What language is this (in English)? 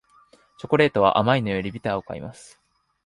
Japanese